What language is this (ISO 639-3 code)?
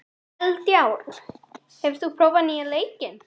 isl